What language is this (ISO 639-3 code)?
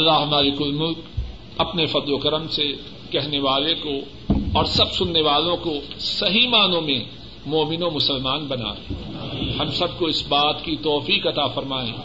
urd